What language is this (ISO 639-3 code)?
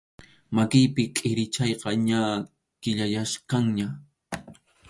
qxu